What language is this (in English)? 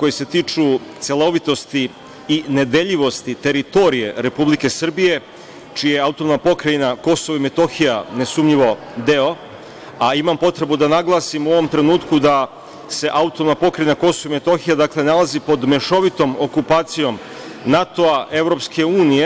Serbian